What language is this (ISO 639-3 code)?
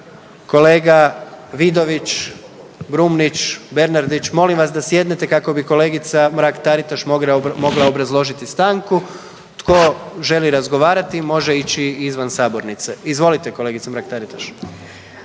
hrv